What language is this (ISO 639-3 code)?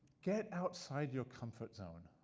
eng